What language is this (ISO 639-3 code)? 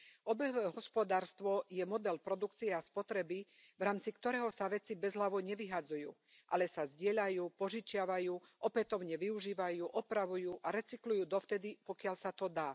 slk